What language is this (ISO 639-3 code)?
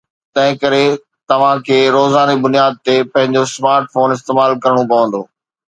snd